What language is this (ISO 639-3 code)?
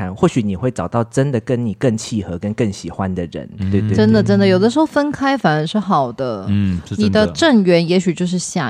zho